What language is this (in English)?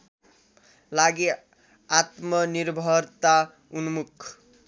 Nepali